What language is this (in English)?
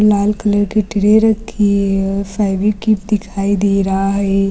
Hindi